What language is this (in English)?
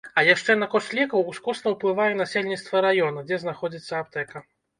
Belarusian